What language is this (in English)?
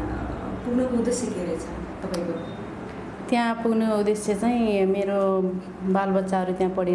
Nepali